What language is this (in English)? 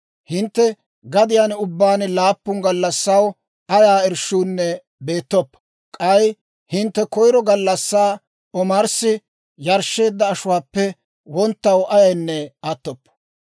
Dawro